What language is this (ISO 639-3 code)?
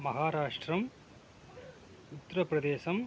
tam